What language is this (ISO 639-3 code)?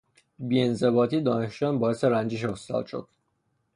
fas